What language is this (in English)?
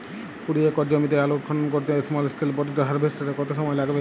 Bangla